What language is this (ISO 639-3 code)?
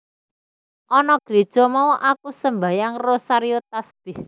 jav